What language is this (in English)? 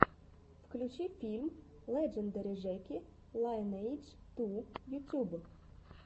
Russian